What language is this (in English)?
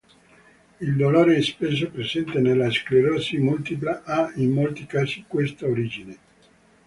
Italian